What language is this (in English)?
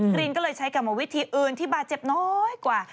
Thai